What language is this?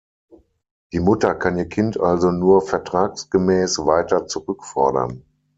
German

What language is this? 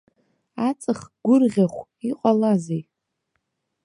Abkhazian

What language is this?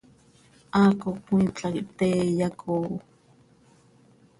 Seri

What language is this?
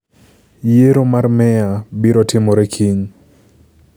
Luo (Kenya and Tanzania)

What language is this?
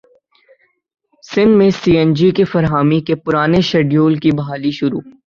Urdu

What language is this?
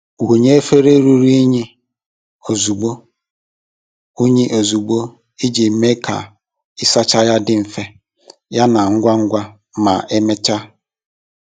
Igbo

